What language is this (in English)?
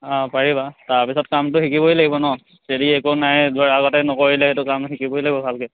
Assamese